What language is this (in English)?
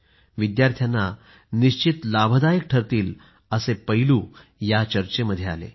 Marathi